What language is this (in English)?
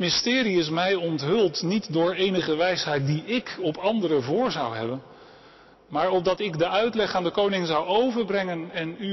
Dutch